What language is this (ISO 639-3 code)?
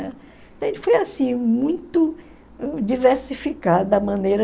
por